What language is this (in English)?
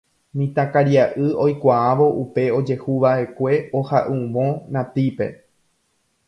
Guarani